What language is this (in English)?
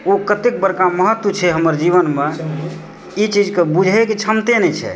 Maithili